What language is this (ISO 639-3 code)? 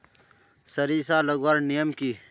mag